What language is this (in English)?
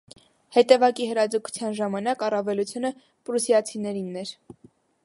Armenian